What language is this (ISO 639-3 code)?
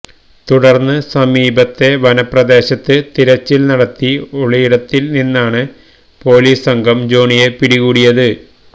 mal